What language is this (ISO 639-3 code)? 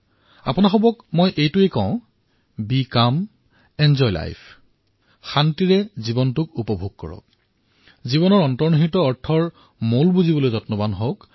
asm